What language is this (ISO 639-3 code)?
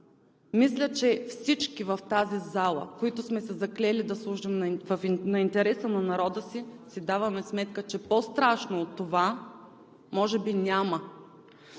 bul